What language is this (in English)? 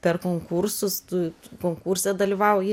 Lithuanian